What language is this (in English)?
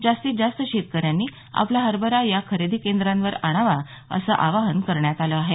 Marathi